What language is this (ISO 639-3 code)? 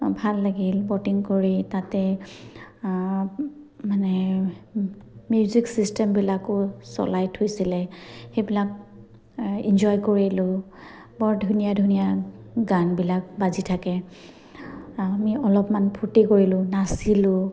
asm